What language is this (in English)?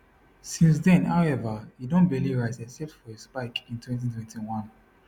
Nigerian Pidgin